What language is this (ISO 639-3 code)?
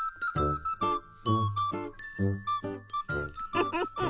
jpn